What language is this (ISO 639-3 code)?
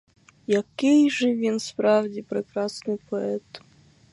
ukr